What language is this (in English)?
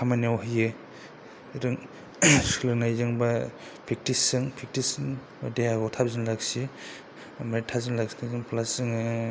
Bodo